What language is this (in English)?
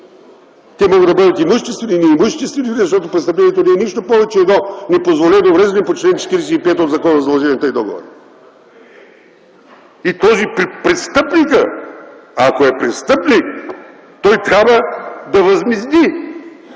Bulgarian